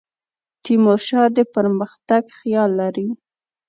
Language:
Pashto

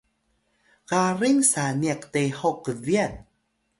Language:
Atayal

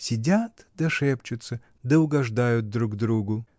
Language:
Russian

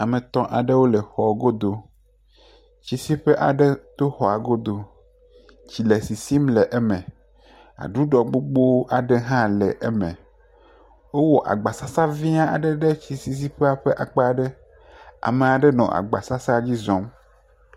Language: Ewe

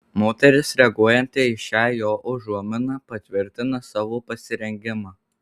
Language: Lithuanian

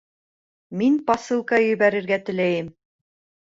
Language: Bashkir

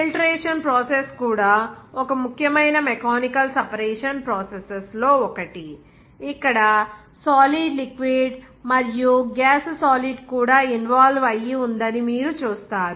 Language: Telugu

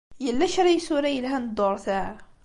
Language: Kabyle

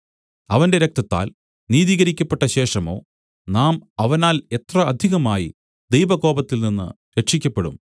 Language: Malayalam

